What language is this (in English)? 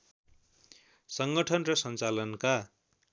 Nepali